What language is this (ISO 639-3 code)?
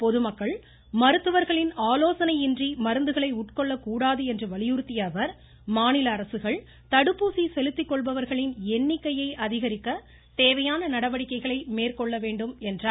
tam